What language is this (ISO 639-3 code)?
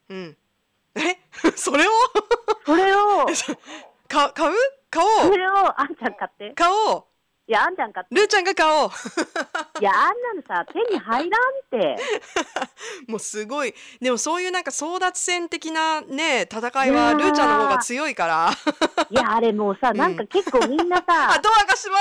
jpn